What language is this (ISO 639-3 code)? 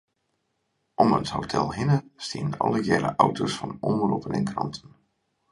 fry